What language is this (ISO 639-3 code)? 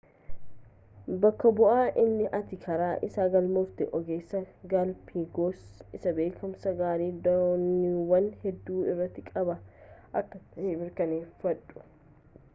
orm